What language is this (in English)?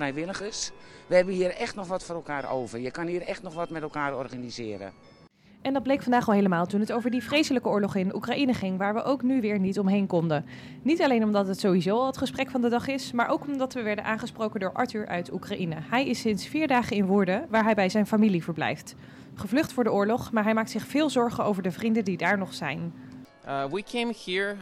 Dutch